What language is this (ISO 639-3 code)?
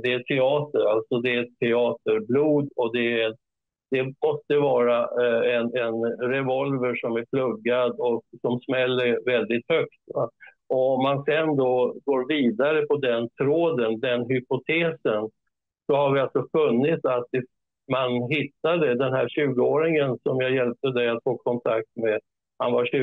swe